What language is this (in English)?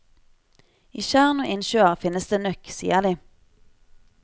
Norwegian